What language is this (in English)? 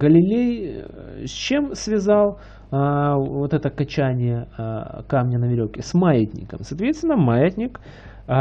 Russian